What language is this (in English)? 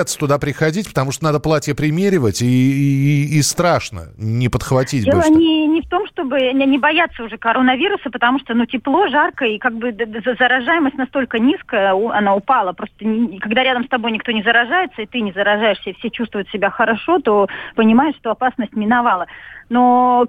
Russian